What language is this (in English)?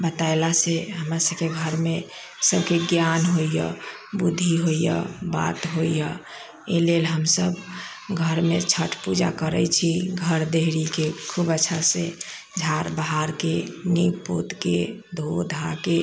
Maithili